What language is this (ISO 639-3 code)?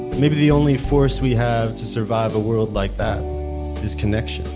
eng